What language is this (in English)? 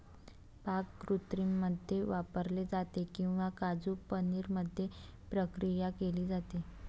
Marathi